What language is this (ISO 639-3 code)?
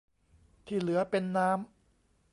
tha